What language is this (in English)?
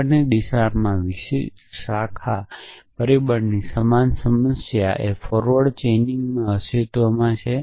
Gujarati